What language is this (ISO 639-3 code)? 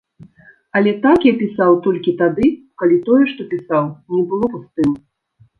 bel